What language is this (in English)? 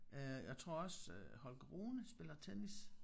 Danish